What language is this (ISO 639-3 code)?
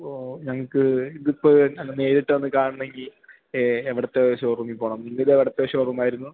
mal